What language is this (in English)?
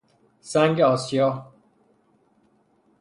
Persian